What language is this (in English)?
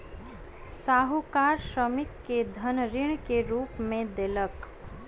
Maithili